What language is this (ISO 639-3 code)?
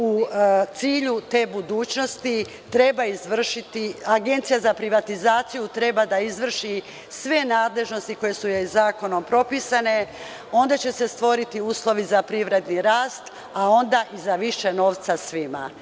srp